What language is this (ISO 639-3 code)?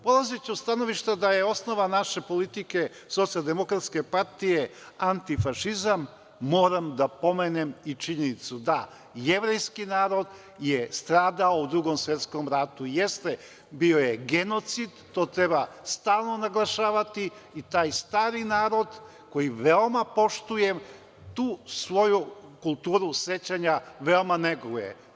srp